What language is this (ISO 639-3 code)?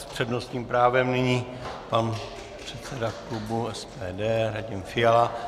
ces